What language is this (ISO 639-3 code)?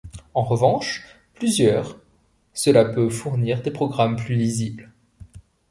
fra